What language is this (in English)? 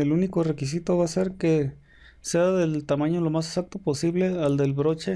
Spanish